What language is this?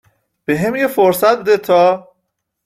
Persian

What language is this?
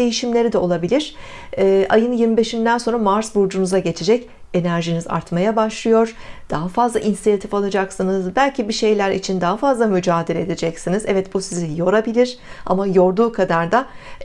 Turkish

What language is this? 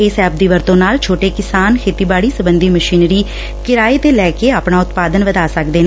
Punjabi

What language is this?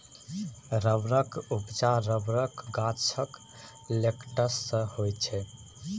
Maithili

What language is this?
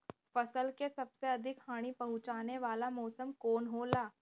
Bhojpuri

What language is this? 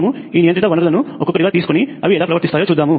Telugu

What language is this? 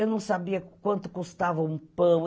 Portuguese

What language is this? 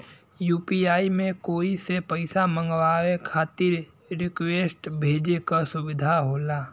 Bhojpuri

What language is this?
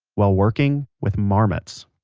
English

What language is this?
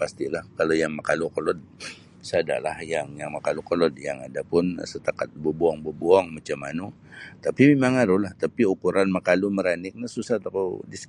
Sabah Bisaya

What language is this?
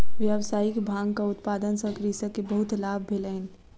Maithili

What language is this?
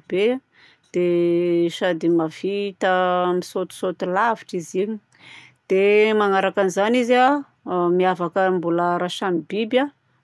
Southern Betsimisaraka Malagasy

